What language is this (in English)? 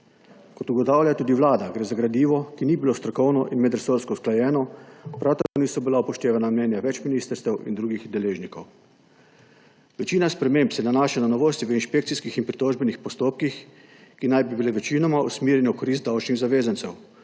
Slovenian